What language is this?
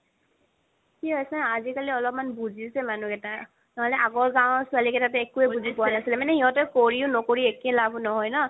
Assamese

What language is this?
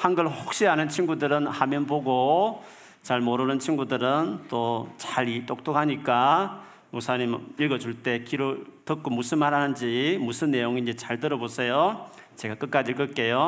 Korean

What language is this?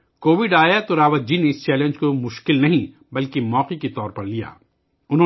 Urdu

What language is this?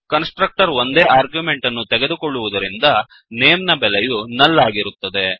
Kannada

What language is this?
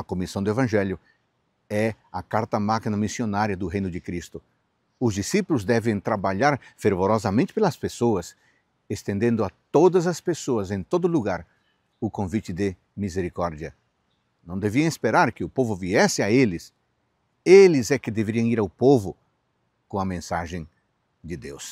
Portuguese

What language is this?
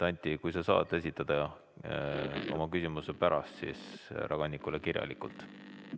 Estonian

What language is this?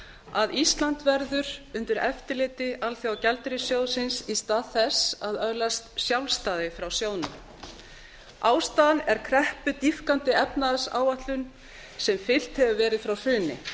Icelandic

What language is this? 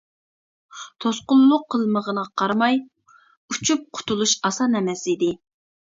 Uyghur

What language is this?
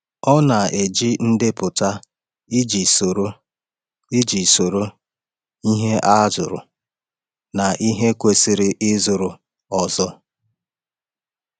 Igbo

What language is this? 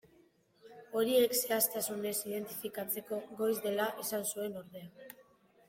Basque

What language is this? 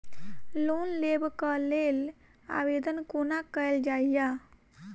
Maithili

